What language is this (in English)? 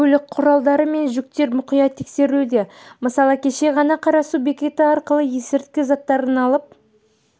Kazakh